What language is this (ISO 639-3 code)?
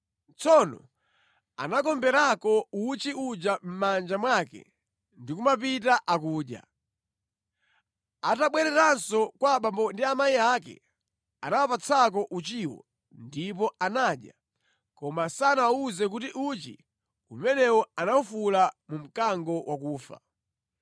nya